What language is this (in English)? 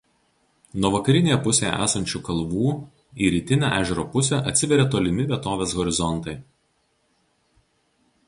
Lithuanian